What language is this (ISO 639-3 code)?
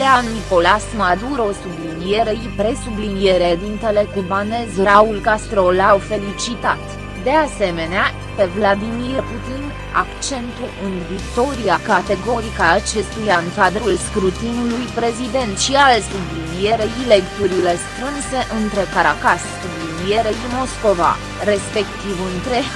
ron